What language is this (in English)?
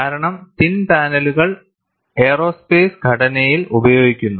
Malayalam